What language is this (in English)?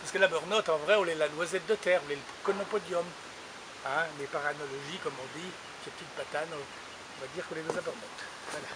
French